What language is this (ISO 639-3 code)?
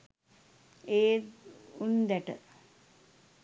sin